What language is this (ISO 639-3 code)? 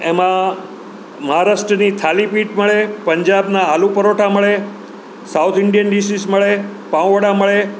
guj